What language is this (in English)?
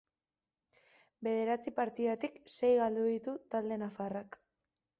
Basque